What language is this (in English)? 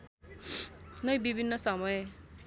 Nepali